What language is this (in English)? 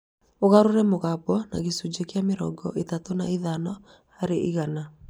Kikuyu